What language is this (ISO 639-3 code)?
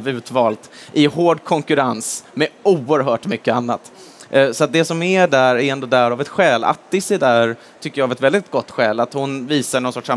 swe